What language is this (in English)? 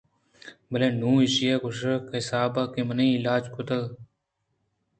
Eastern Balochi